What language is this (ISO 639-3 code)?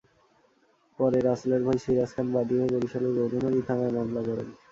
ben